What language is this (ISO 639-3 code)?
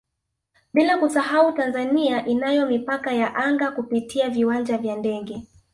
swa